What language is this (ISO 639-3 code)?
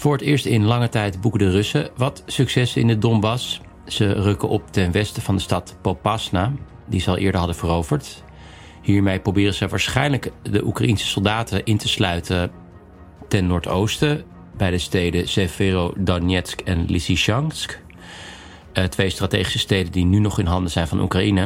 nld